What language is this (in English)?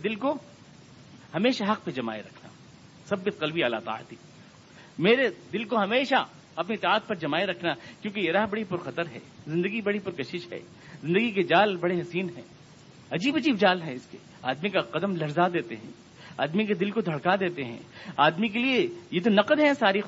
Urdu